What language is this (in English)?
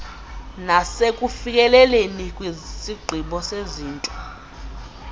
Xhosa